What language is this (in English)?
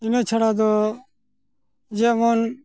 Santali